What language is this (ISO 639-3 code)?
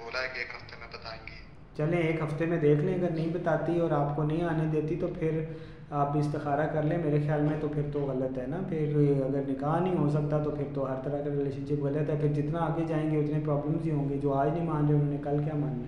urd